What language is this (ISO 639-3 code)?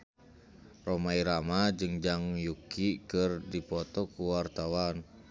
sun